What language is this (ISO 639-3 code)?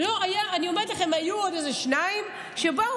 heb